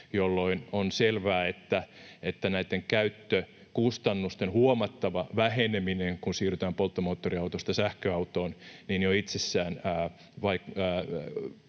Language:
Finnish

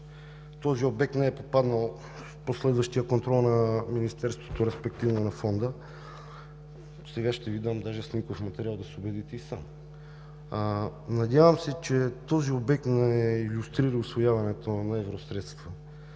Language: Bulgarian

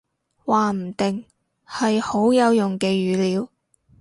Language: Cantonese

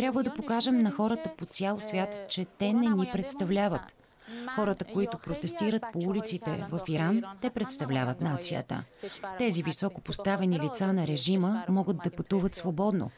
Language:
Bulgarian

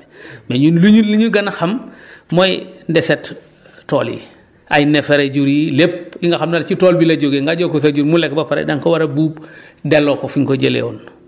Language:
Wolof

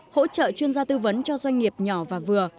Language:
Vietnamese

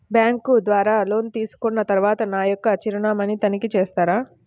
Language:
Telugu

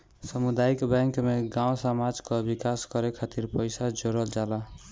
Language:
Bhojpuri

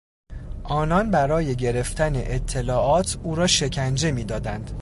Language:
Persian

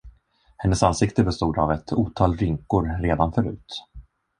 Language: Swedish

